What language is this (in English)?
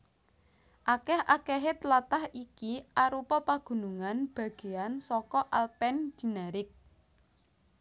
Javanese